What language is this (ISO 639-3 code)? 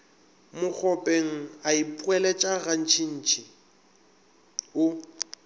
nso